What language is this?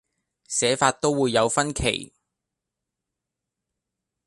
Cantonese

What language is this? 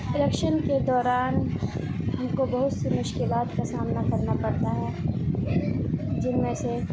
Urdu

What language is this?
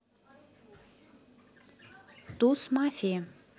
Russian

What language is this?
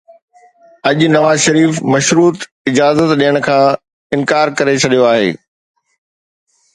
Sindhi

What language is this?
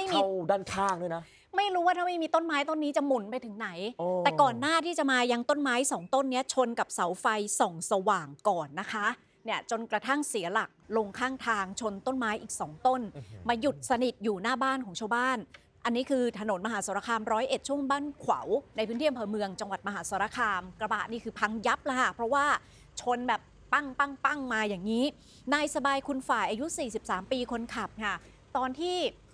Thai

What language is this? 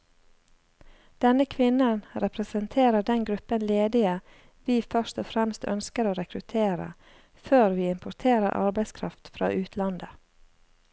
Norwegian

